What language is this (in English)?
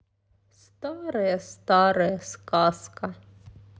Russian